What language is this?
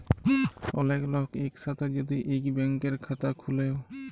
Bangla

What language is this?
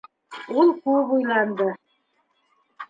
Bashkir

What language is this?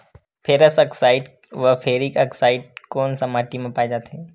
Chhattisgarhi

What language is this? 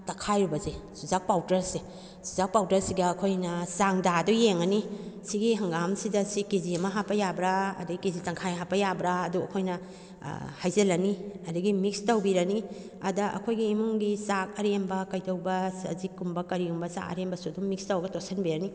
Manipuri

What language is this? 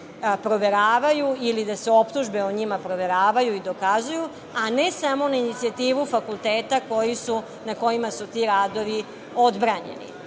Serbian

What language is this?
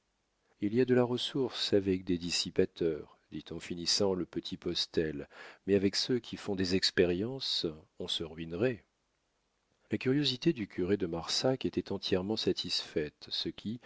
French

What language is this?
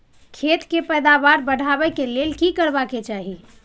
Maithili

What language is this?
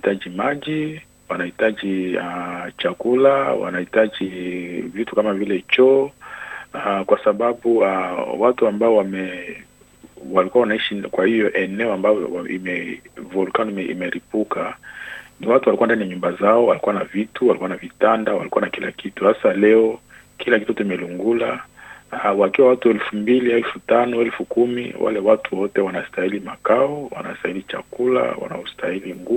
Swahili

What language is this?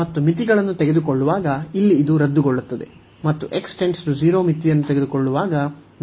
Kannada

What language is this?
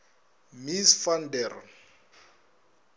Northern Sotho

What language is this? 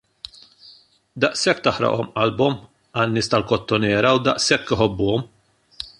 Maltese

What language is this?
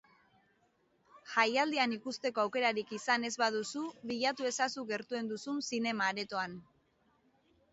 Basque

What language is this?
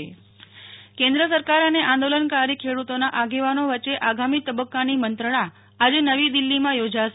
Gujarati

